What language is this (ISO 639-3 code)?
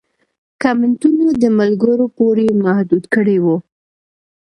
pus